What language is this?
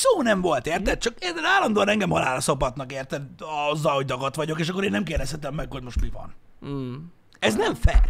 Hungarian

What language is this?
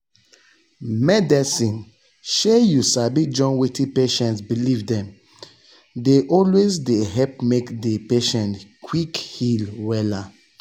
Nigerian Pidgin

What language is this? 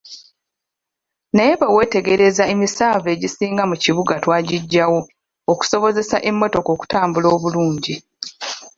Ganda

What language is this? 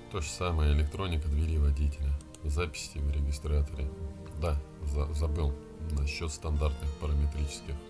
Russian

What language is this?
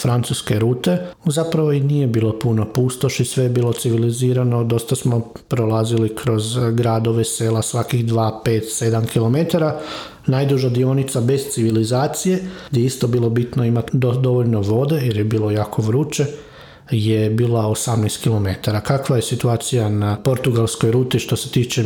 Croatian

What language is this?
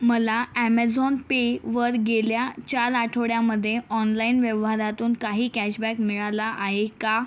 Marathi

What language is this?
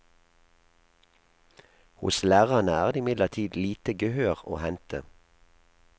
Norwegian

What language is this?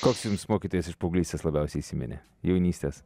Lithuanian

